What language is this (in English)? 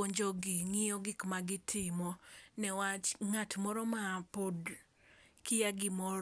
Luo (Kenya and Tanzania)